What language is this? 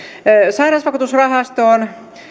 Finnish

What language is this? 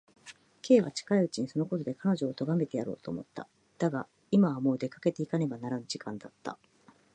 Japanese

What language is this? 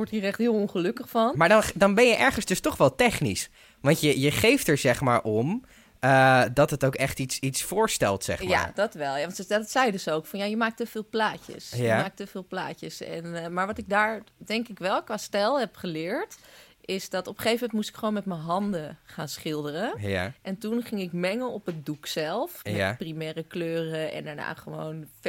Dutch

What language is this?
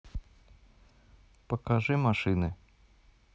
Russian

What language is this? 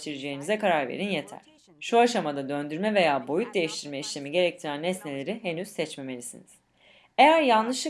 Turkish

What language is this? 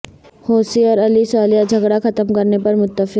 Urdu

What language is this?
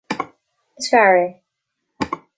Irish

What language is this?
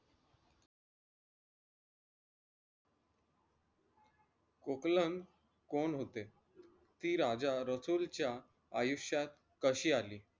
Marathi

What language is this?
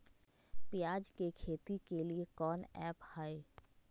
Magahi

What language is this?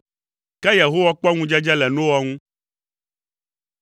Ewe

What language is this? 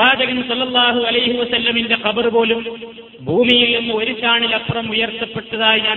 Malayalam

